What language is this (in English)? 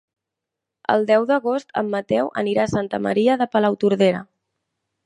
Catalan